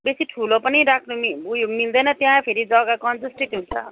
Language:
Nepali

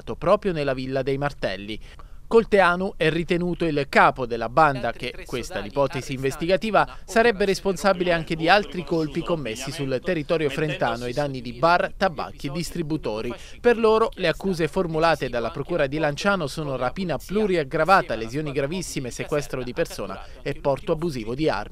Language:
Italian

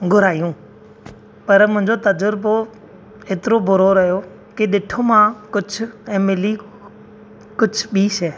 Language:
Sindhi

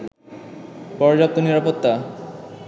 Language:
Bangla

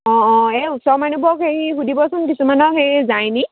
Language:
Assamese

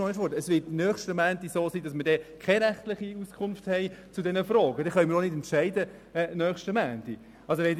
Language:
Swiss German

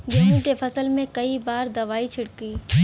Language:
Bhojpuri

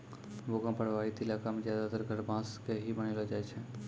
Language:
Maithili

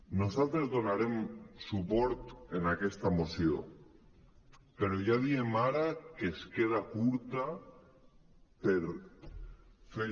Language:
Catalan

